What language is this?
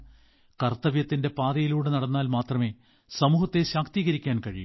Malayalam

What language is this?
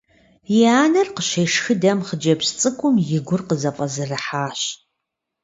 Kabardian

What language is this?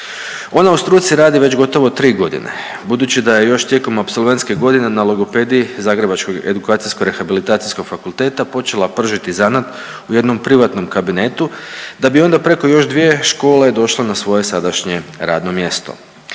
Croatian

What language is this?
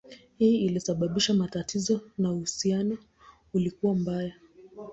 Swahili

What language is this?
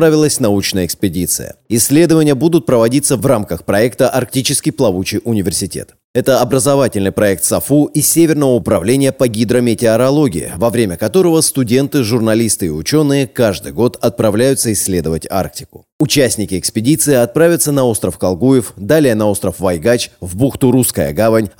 Russian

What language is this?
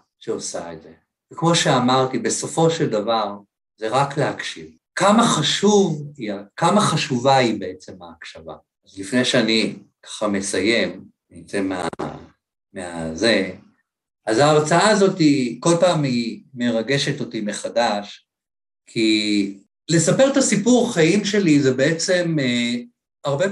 Hebrew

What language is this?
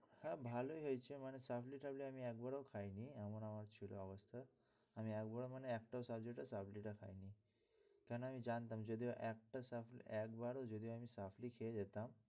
Bangla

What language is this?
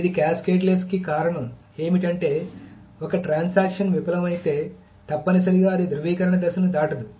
Telugu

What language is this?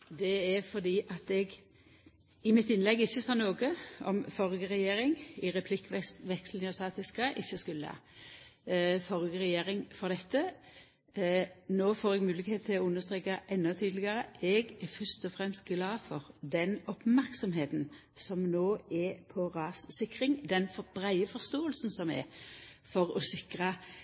Norwegian Nynorsk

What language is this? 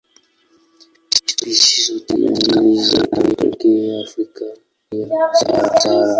Swahili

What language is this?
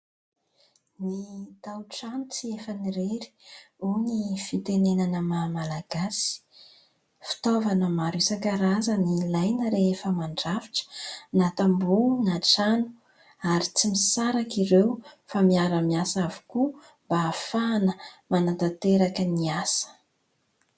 Malagasy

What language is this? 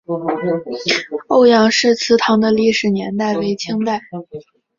Chinese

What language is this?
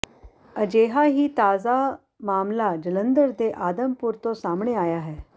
Punjabi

